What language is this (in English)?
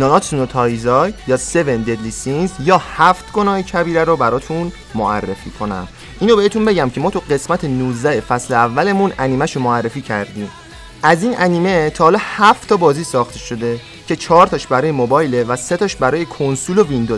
Persian